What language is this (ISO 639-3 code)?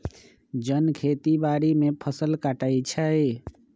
mag